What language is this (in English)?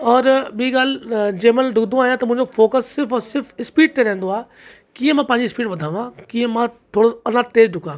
Sindhi